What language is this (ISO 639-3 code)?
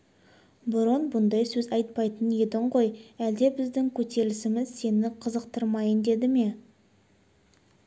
kaz